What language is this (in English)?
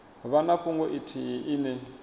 Venda